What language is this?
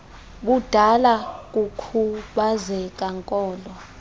Xhosa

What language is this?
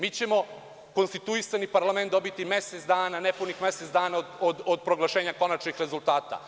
Serbian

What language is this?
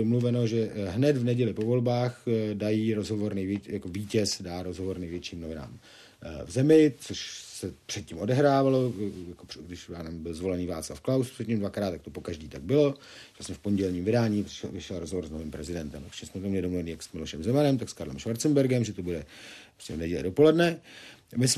Czech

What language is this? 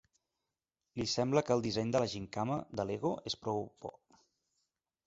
Catalan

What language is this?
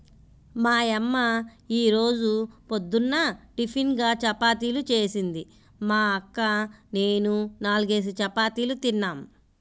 Telugu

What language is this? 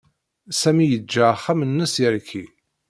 Kabyle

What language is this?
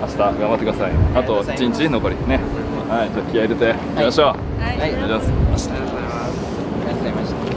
Japanese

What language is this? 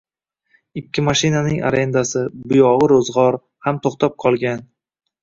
Uzbek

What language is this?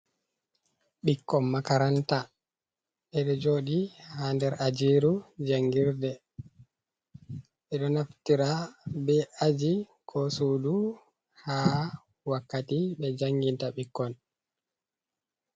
Fula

